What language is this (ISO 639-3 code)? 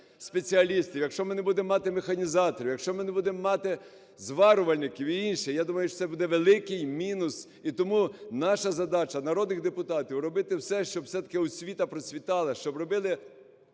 ukr